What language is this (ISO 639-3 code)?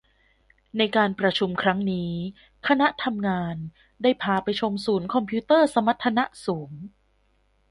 tha